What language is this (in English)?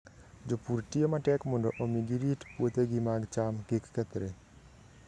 Luo (Kenya and Tanzania)